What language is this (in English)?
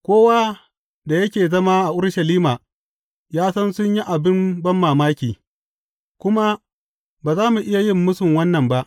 Hausa